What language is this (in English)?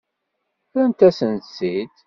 Kabyle